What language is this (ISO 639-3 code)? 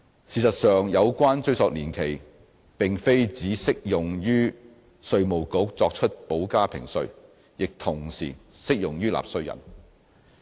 yue